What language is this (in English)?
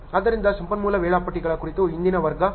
Kannada